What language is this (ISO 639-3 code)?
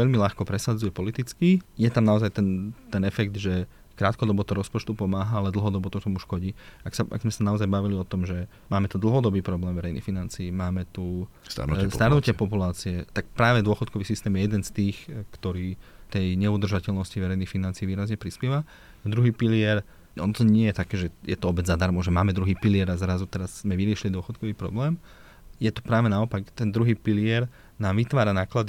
slk